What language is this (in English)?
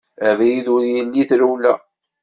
Kabyle